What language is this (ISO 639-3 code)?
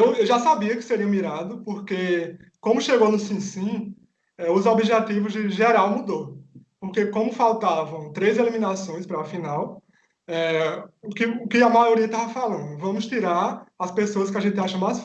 por